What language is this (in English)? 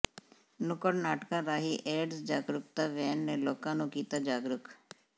Punjabi